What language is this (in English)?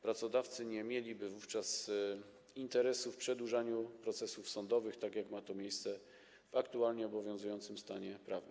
Polish